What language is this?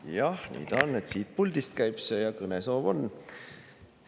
Estonian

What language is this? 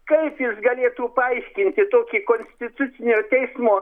Lithuanian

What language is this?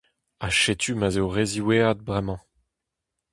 Breton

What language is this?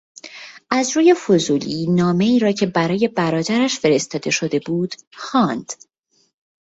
Persian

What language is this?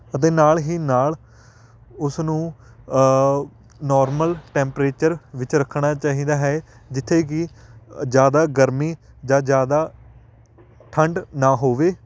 Punjabi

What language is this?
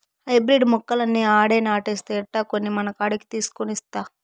Telugu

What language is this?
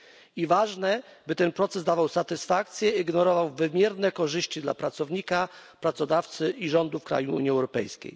Polish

